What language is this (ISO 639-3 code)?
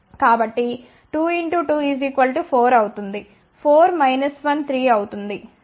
tel